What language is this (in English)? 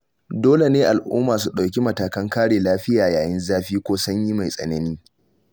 Hausa